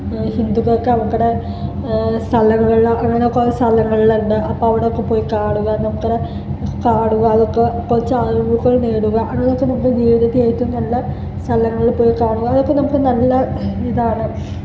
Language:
Malayalam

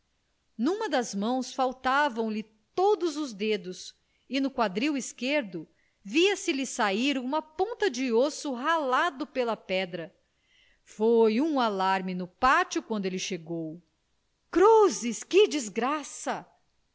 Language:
Portuguese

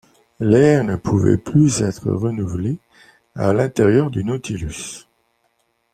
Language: French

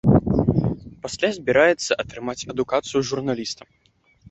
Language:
Belarusian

